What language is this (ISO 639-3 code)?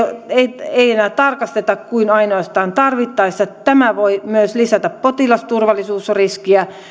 fin